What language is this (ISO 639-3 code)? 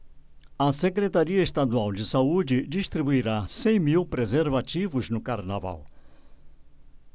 por